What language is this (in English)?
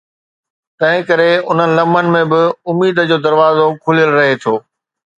Sindhi